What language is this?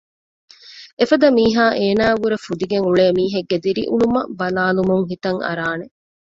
Divehi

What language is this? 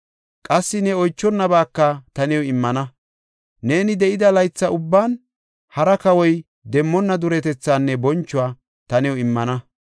Gofa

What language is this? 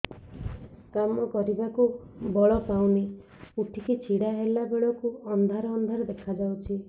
Odia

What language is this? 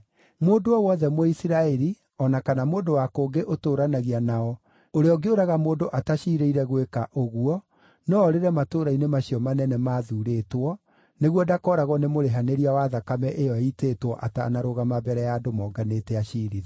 Kikuyu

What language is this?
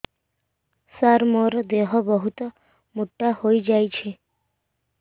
Odia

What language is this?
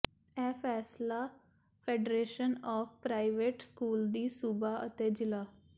Punjabi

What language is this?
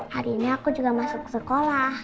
Indonesian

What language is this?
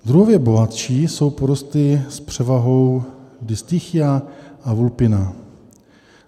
Czech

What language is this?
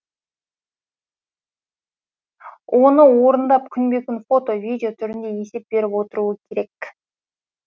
Kazakh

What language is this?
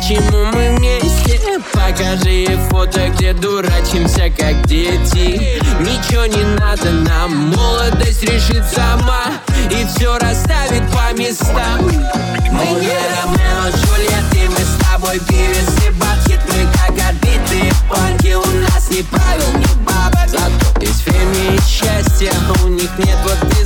Russian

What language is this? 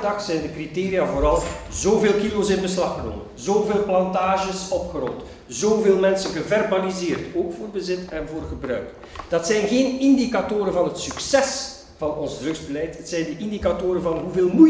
Dutch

